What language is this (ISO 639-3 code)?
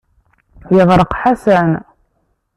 kab